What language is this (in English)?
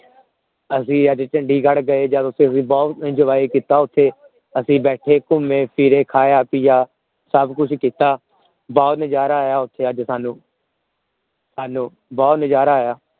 Punjabi